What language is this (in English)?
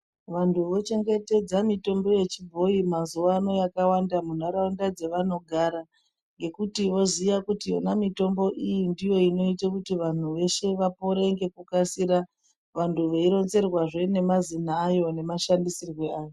Ndau